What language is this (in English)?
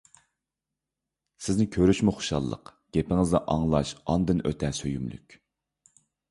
Uyghur